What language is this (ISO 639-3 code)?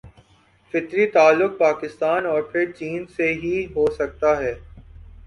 urd